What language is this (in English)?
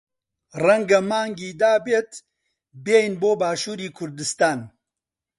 Central Kurdish